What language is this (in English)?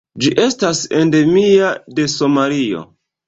Esperanto